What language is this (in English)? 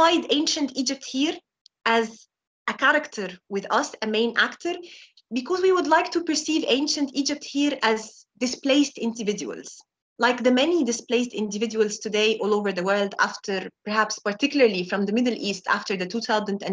English